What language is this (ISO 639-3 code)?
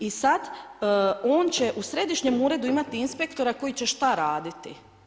hrv